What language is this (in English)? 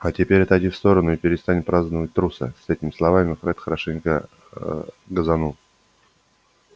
Russian